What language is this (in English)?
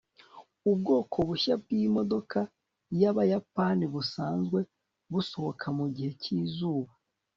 Kinyarwanda